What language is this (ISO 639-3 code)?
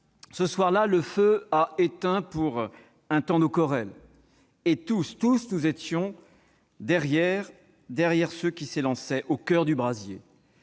fra